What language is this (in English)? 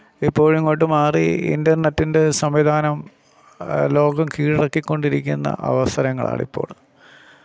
Malayalam